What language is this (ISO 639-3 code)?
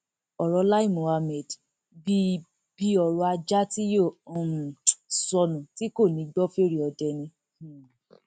yor